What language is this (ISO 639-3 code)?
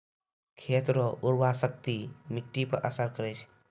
mai